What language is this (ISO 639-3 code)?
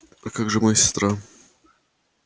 rus